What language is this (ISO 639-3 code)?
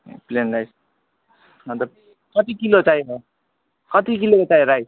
nep